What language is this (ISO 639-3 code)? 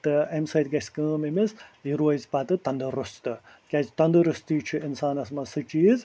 kas